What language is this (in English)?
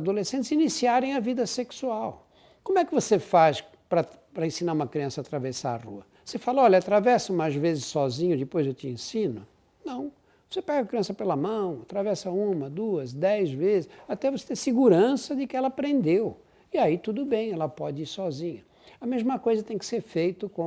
Portuguese